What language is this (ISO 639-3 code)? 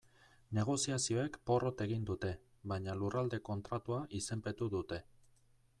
eus